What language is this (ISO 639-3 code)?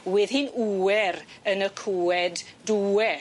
cym